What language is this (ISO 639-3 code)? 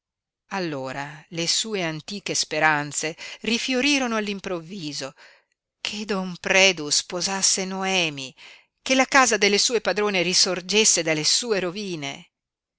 ita